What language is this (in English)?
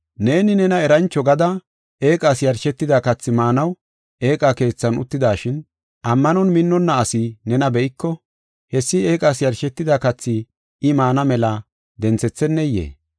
Gofa